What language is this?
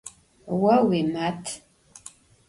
Adyghe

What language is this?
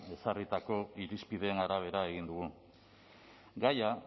Basque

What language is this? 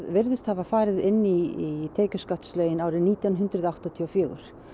Icelandic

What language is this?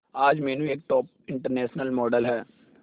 Hindi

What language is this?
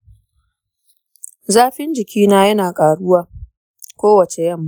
Hausa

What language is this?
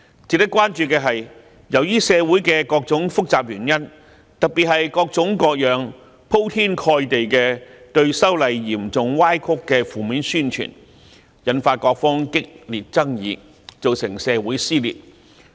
Cantonese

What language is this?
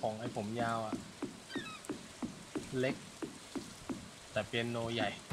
Thai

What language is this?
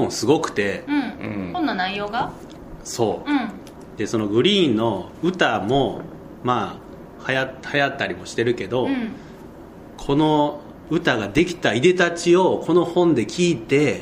Japanese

